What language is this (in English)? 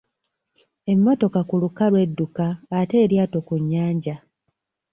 Ganda